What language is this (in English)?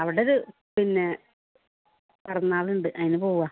Malayalam